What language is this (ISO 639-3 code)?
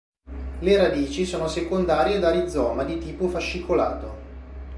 ita